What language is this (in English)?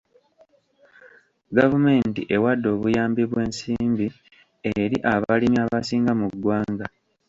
Ganda